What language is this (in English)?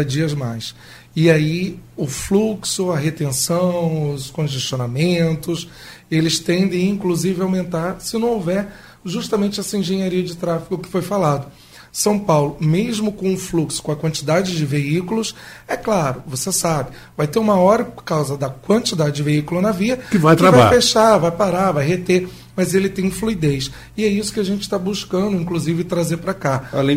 Portuguese